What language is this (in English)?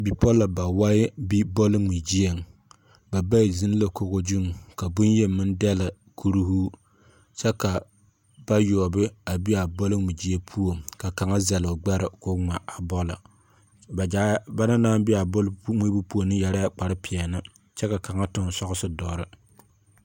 Southern Dagaare